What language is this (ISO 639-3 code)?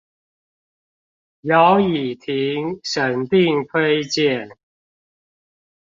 zho